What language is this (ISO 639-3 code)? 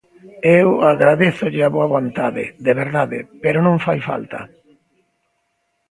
glg